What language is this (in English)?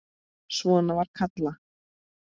Icelandic